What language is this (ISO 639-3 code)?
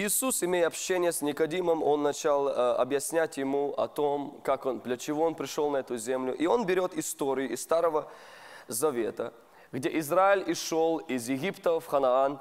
rus